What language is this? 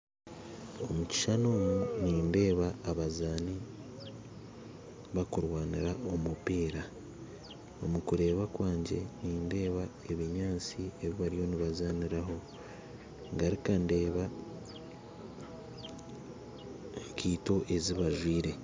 Nyankole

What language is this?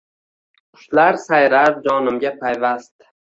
Uzbek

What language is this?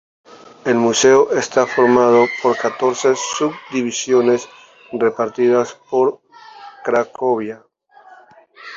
Spanish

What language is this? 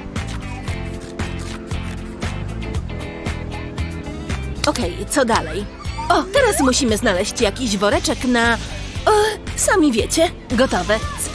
Polish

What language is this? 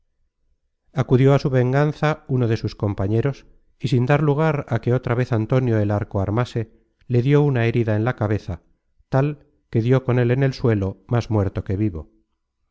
Spanish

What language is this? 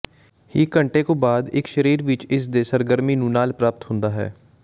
Punjabi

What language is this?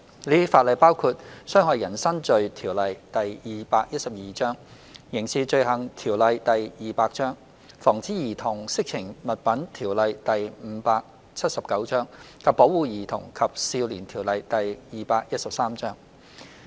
Cantonese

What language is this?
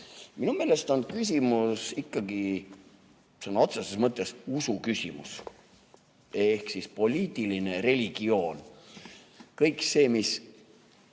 Estonian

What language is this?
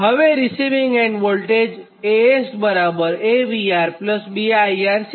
Gujarati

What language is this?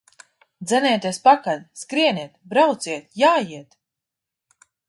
Latvian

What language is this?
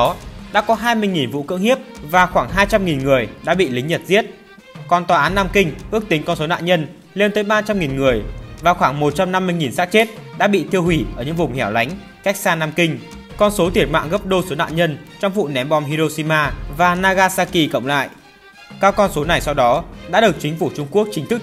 Vietnamese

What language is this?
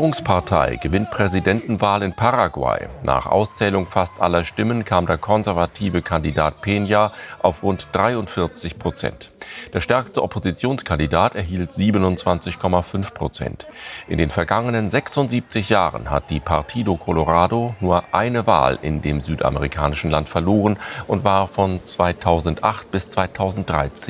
German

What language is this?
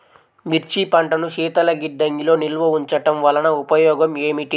Telugu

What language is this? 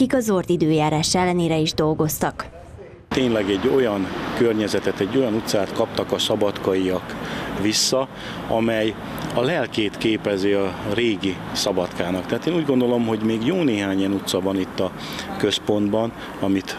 Hungarian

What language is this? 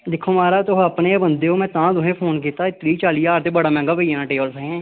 Dogri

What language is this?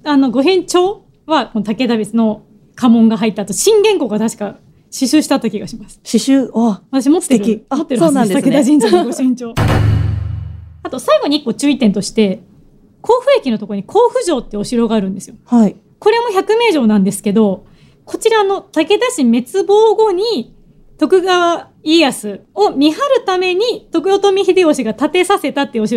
Japanese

